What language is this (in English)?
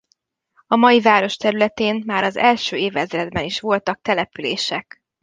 Hungarian